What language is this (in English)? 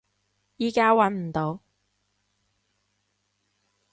Cantonese